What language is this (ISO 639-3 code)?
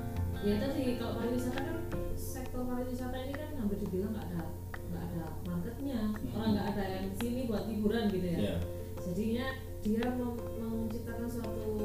ind